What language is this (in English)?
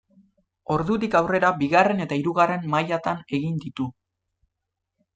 Basque